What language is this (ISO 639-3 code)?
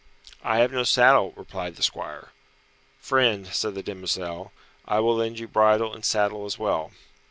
eng